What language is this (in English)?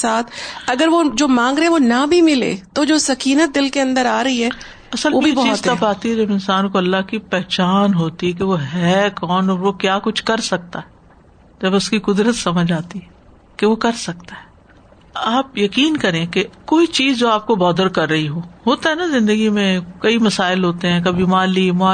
Urdu